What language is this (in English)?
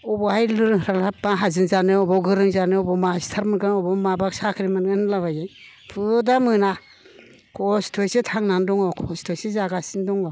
Bodo